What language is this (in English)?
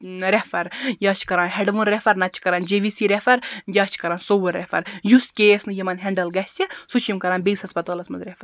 Kashmiri